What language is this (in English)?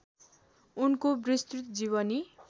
Nepali